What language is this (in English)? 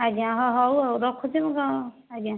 Odia